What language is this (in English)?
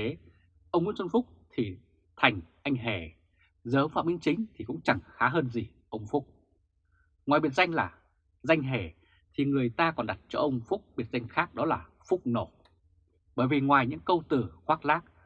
Vietnamese